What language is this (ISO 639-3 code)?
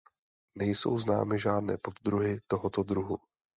ces